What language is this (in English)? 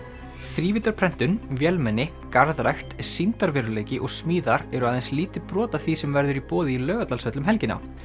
Icelandic